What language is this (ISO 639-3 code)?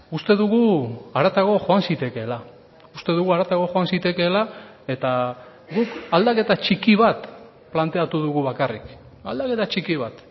eus